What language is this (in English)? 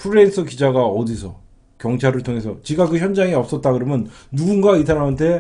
Korean